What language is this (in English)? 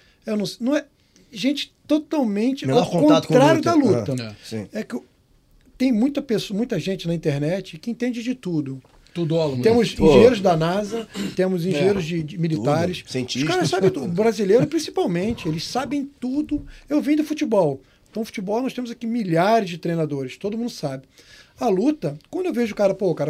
Portuguese